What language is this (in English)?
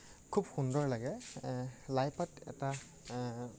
Assamese